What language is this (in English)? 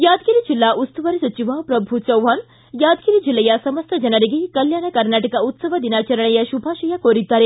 Kannada